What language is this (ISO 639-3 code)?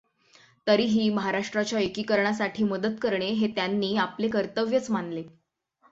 mar